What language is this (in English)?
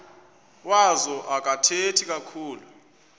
Xhosa